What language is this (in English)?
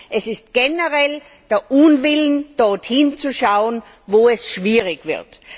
German